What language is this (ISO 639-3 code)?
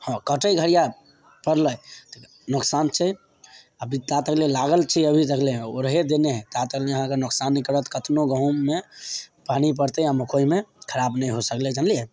mai